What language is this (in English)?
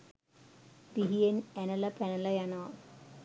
Sinhala